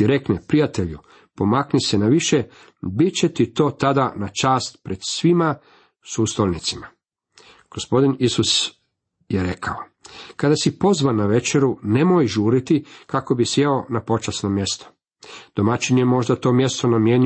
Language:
Croatian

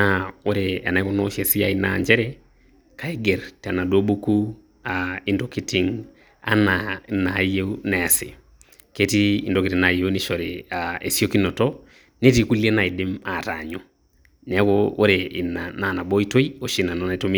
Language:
Masai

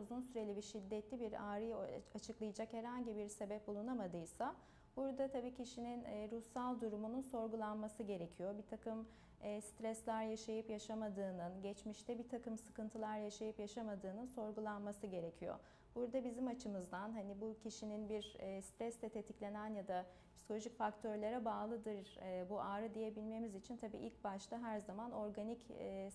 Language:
Turkish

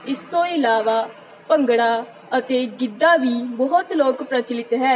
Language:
Punjabi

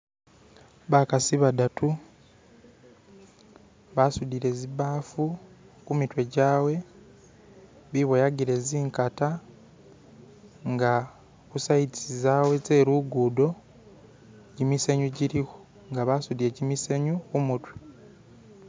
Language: Masaaba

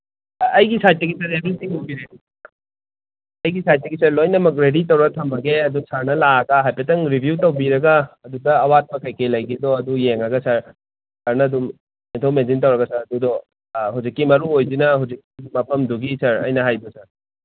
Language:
Manipuri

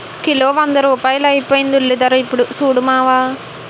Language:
Telugu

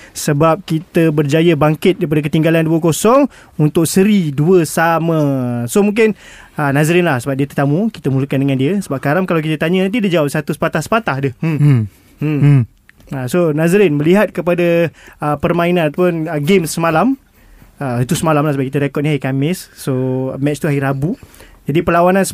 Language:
Malay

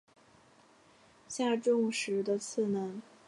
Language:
Chinese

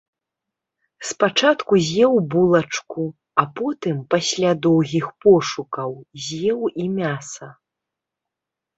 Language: Belarusian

